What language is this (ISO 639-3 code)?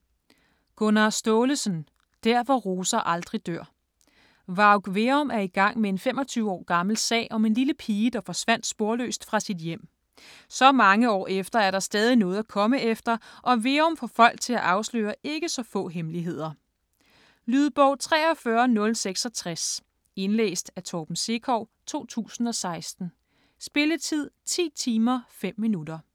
dan